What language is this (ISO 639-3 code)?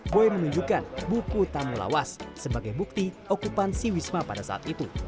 ind